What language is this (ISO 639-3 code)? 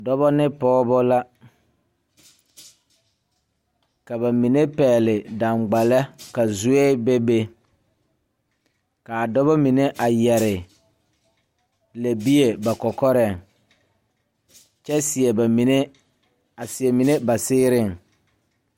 dga